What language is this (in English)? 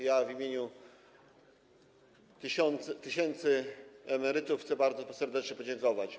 Polish